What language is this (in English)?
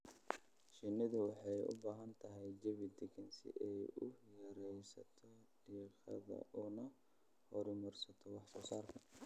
Somali